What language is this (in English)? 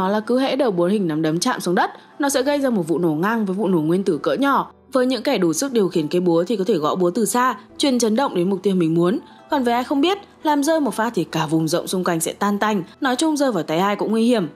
Vietnamese